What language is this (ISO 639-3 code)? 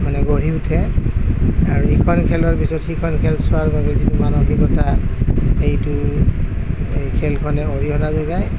asm